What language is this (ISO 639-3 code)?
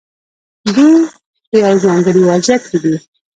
pus